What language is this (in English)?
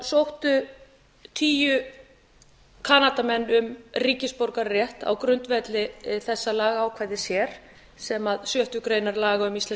Icelandic